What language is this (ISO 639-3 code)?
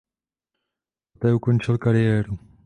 ces